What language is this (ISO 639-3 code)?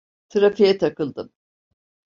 tur